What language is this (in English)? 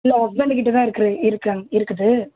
Tamil